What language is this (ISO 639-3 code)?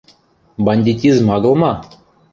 mrj